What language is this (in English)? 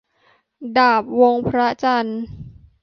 Thai